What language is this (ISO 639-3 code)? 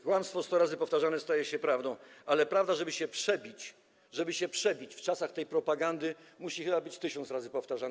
pol